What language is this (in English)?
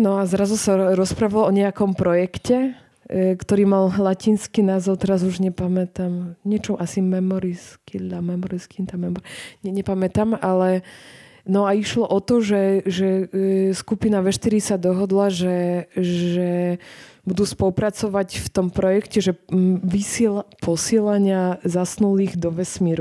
Slovak